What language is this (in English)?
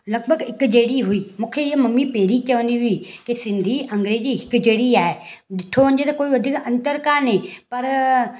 Sindhi